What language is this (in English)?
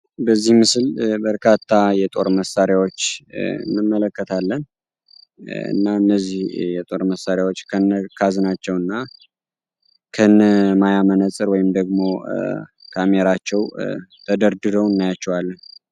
Amharic